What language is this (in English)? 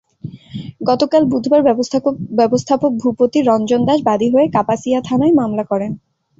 Bangla